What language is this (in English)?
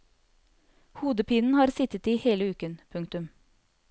Norwegian